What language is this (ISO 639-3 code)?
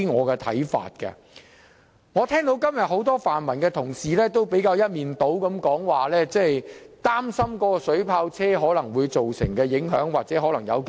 yue